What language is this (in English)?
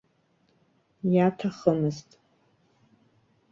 Abkhazian